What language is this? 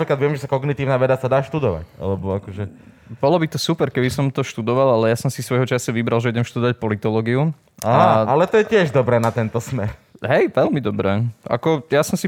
Slovak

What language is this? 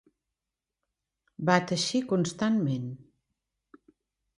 Catalan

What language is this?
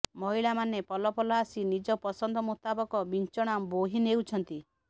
Odia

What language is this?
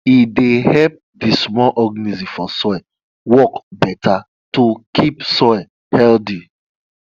Nigerian Pidgin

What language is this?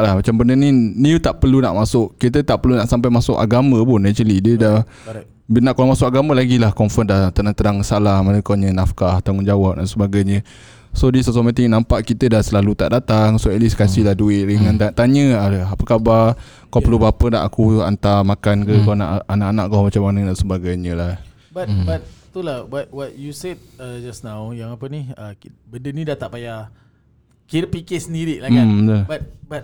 Malay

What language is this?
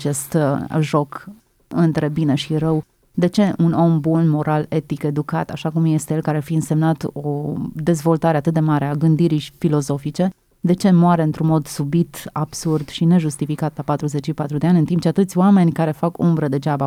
Romanian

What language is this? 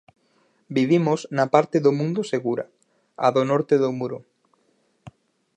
Galician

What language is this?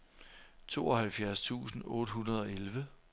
Danish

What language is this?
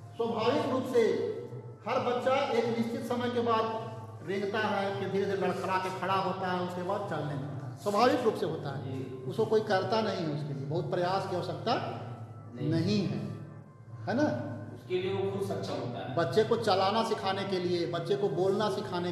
Hindi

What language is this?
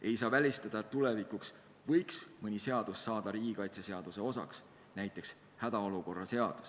Estonian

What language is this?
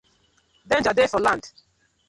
Nigerian Pidgin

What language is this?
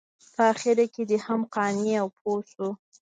Pashto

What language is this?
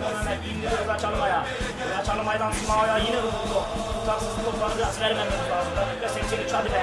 Turkish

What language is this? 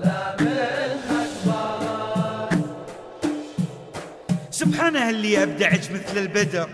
Arabic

